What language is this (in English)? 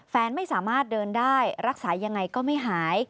Thai